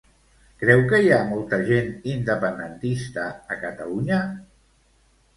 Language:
Catalan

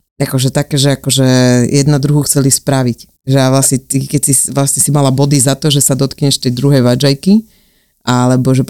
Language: Slovak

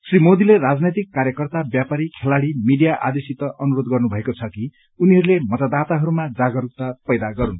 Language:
Nepali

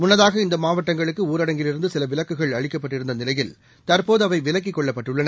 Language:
Tamil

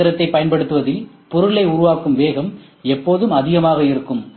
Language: Tamil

